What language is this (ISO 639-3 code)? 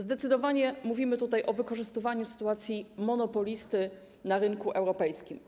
pol